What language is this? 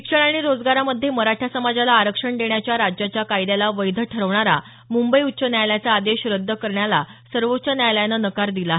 Marathi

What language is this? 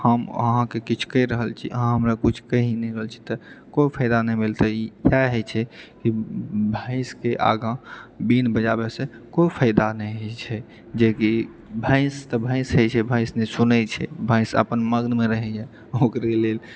Maithili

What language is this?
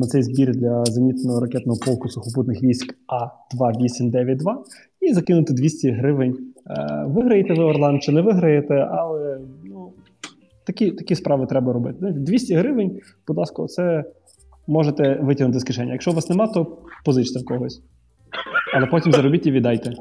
Ukrainian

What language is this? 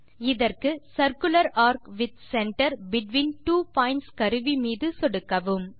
Tamil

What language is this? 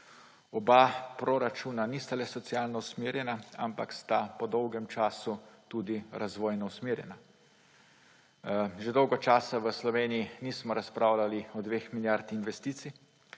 Slovenian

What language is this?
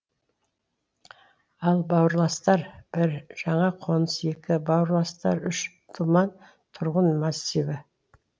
Kazakh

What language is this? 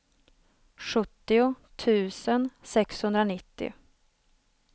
Swedish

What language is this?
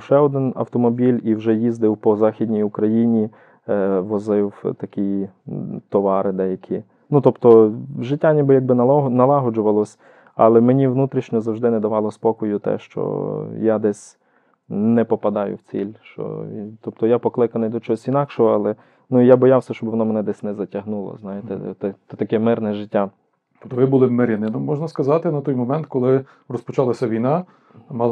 Ukrainian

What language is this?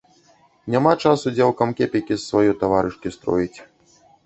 Belarusian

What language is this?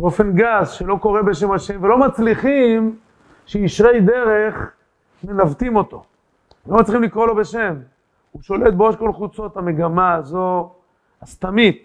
Hebrew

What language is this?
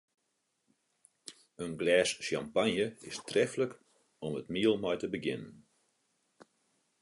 Western Frisian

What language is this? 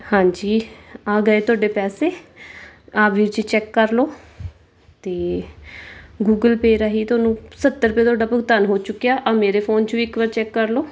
Punjabi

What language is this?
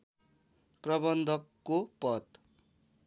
Nepali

